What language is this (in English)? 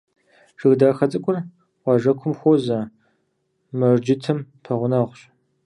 Kabardian